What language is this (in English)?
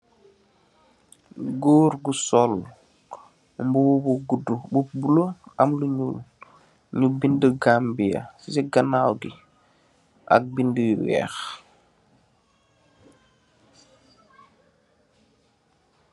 Wolof